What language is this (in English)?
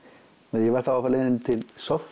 Icelandic